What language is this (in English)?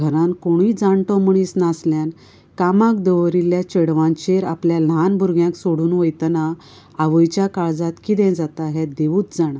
Konkani